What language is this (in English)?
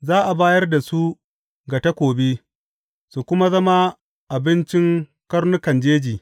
Hausa